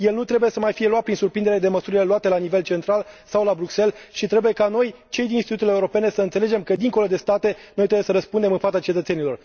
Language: Romanian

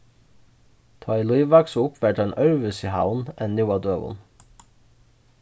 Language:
Faroese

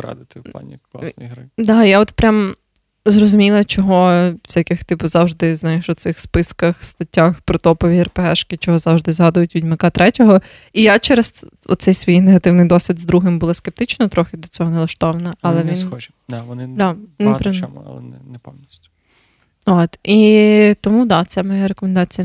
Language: Ukrainian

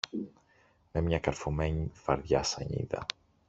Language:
Greek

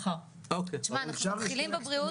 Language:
Hebrew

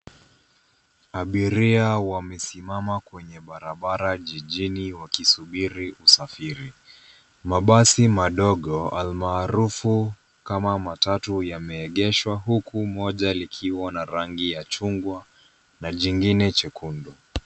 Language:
Swahili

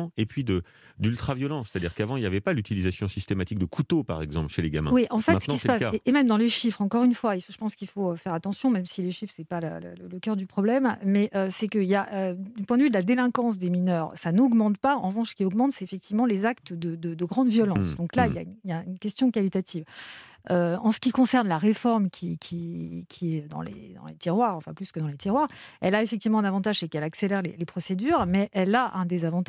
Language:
French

